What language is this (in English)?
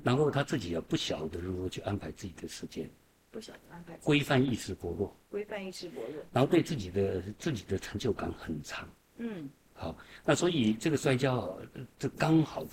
Chinese